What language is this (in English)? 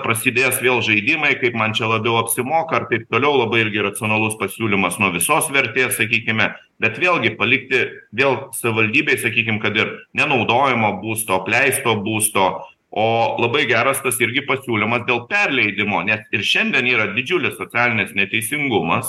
Lithuanian